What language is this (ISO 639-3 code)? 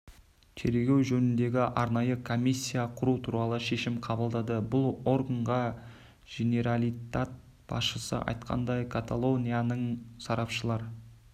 kaz